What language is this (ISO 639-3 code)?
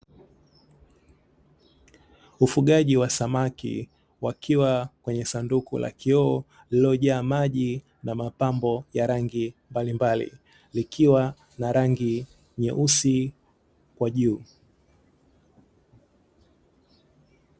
swa